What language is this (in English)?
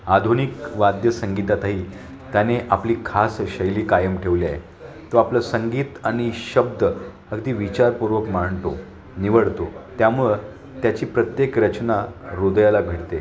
Marathi